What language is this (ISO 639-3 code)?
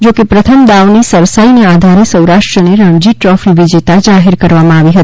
guj